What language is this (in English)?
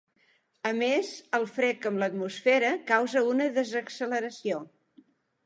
Catalan